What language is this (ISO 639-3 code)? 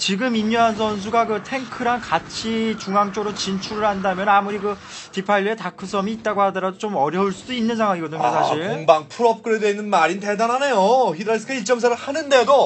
kor